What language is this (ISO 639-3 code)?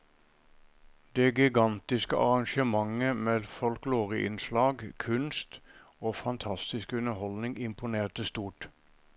nor